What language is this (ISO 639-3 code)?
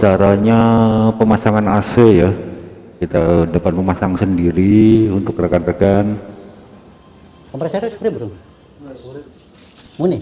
ind